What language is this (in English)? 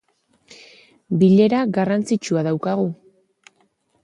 Basque